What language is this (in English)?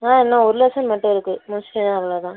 Tamil